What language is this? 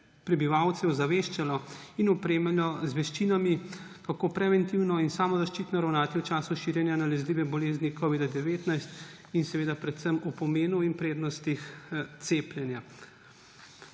Slovenian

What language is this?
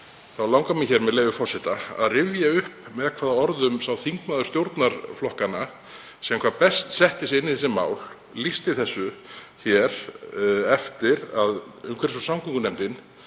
Icelandic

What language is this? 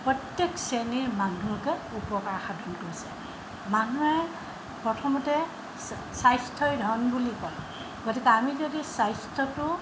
Assamese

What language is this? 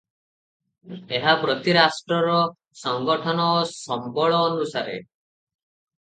Odia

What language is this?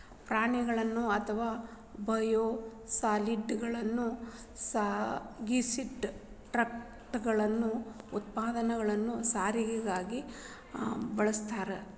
Kannada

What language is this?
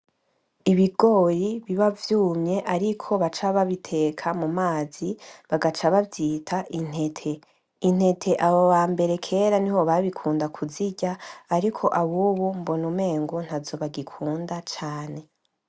Rundi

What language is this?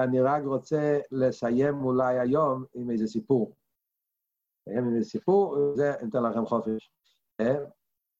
Hebrew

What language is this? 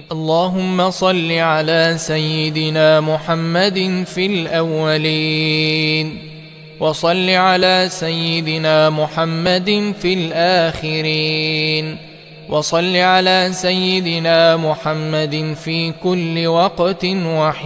Arabic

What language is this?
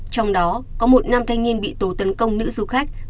Vietnamese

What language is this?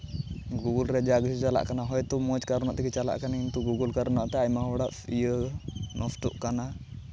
Santali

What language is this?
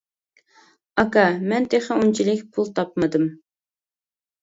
Uyghur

